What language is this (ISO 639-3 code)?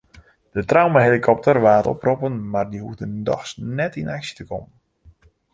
fry